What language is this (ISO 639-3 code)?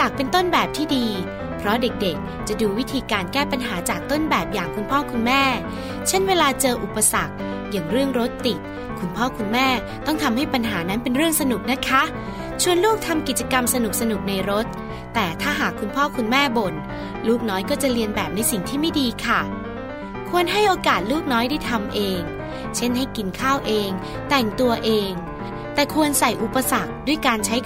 tha